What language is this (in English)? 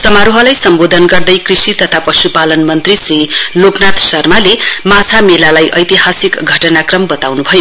Nepali